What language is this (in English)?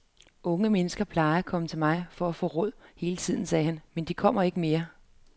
Danish